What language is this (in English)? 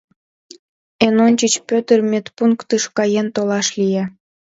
Mari